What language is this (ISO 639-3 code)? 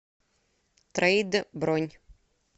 rus